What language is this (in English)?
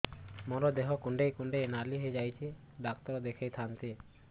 Odia